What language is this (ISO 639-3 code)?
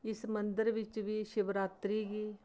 doi